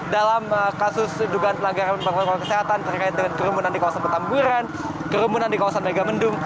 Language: Indonesian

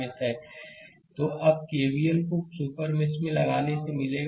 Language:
Hindi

